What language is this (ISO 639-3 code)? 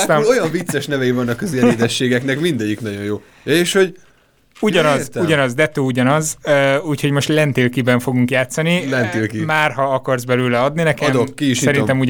hun